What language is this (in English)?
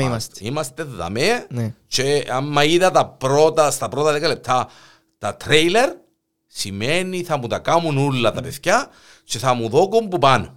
Greek